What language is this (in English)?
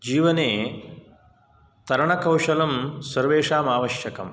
Sanskrit